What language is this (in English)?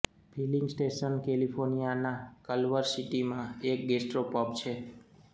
Gujarati